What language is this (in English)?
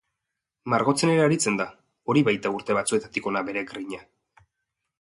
Basque